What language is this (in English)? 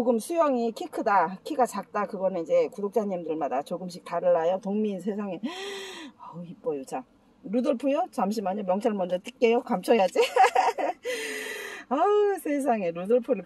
Korean